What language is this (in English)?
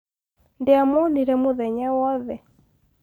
Kikuyu